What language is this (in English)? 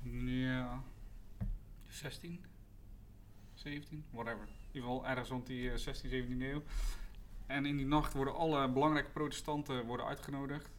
Dutch